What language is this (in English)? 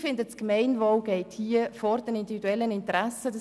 Swiss German